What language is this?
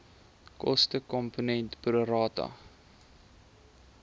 Afrikaans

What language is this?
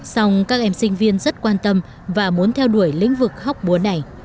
Vietnamese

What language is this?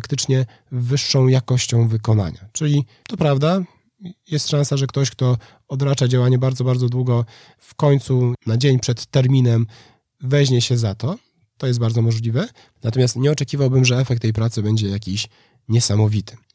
Polish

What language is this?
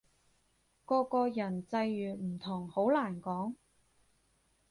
Cantonese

